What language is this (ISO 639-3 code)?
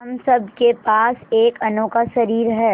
hin